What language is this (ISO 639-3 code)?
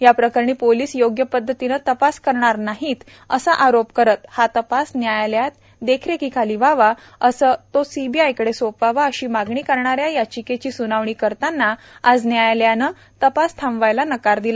mar